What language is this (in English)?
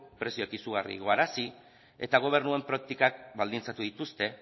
Basque